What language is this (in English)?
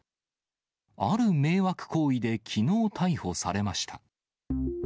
Japanese